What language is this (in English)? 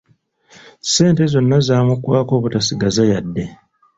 Ganda